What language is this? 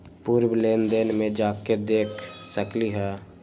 Magahi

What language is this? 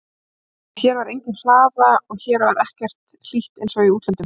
Icelandic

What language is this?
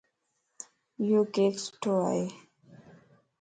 Lasi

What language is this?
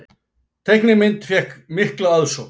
Icelandic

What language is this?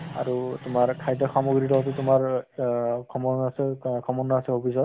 Assamese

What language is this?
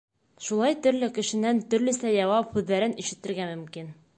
Bashkir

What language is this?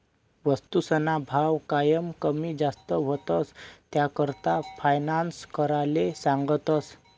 Marathi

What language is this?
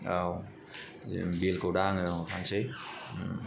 Bodo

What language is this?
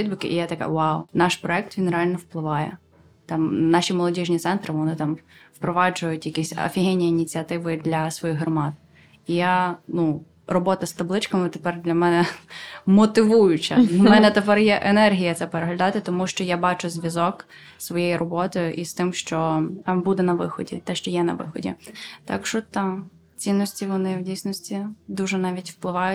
Ukrainian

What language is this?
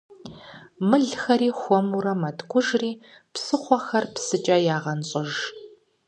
Kabardian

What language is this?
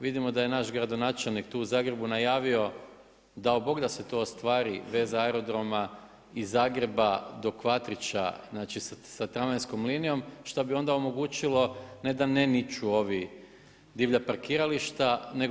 Croatian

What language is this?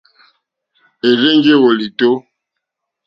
Mokpwe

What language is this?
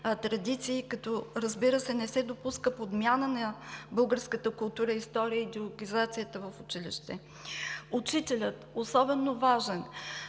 Bulgarian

